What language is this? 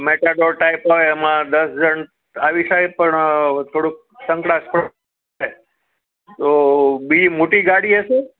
Gujarati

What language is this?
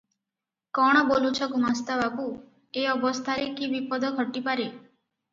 Odia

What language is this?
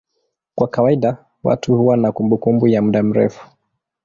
Swahili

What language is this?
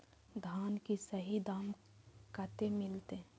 Maithili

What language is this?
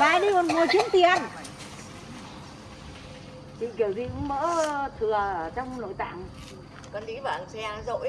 Vietnamese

